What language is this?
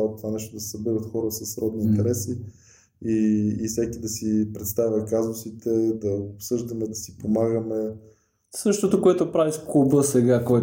Bulgarian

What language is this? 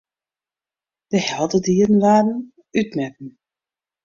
Western Frisian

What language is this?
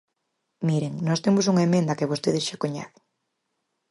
Galician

